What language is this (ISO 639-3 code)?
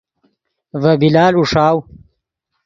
ydg